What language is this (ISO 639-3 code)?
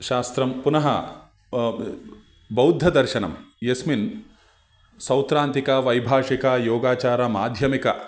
san